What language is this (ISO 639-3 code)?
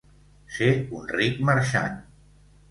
cat